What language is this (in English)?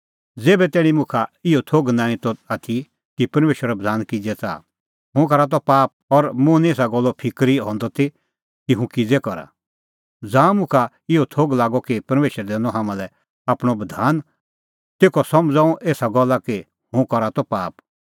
Kullu Pahari